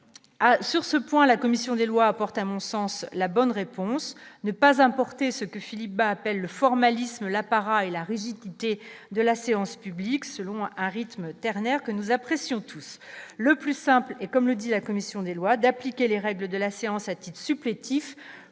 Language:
French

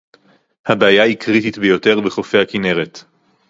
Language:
Hebrew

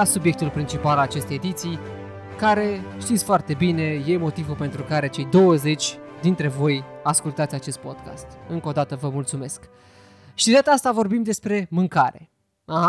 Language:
Romanian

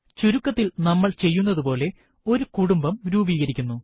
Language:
Malayalam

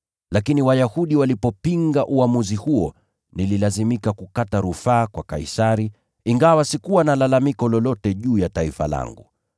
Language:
Swahili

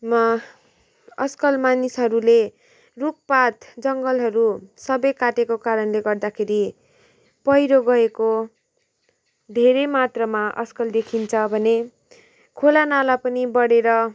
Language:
Nepali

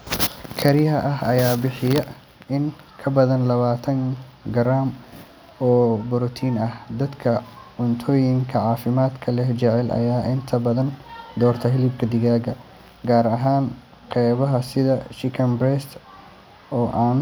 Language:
Somali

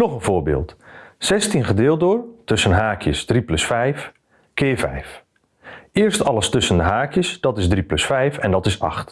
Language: Dutch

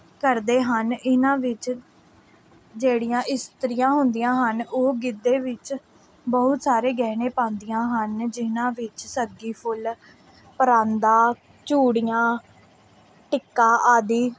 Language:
Punjabi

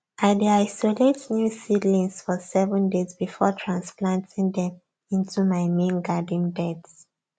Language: Nigerian Pidgin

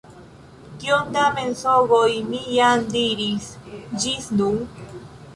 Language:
Esperanto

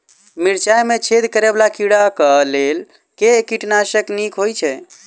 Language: Maithili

